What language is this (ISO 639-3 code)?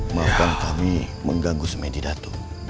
ind